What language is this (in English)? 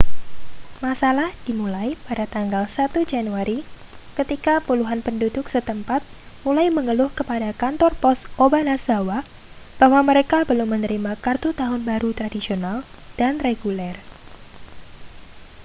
Indonesian